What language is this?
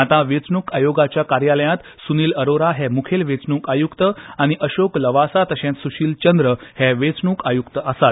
Konkani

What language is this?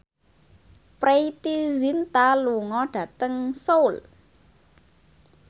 Javanese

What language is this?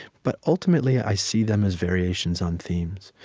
English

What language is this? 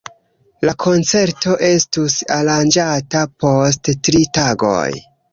Esperanto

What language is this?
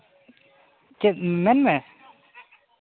Santali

